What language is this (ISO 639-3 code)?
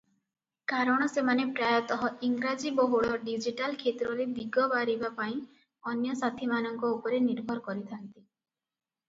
ori